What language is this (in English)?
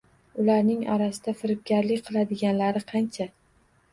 Uzbek